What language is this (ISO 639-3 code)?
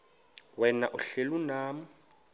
xho